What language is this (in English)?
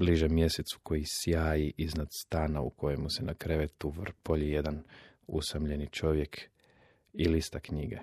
Croatian